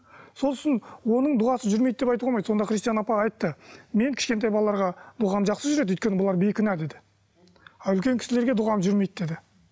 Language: Kazakh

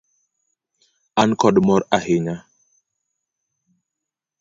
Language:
Luo (Kenya and Tanzania)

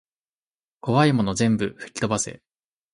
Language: Japanese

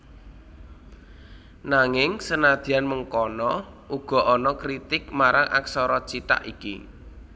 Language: Javanese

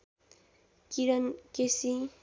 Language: Nepali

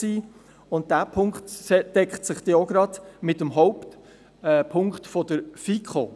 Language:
Swiss German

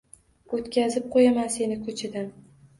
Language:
Uzbek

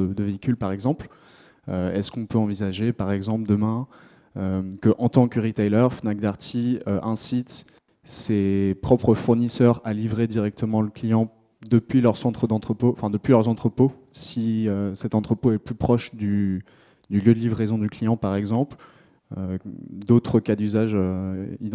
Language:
French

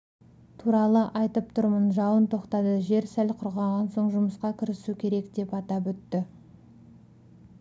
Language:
Kazakh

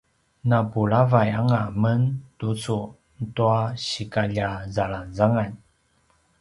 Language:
Paiwan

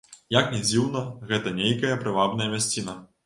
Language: Belarusian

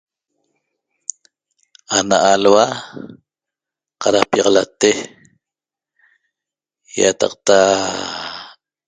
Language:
Toba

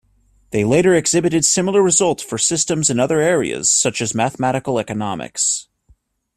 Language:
English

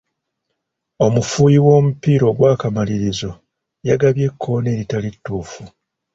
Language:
Ganda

